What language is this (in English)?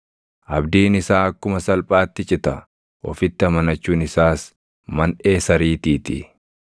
Oromo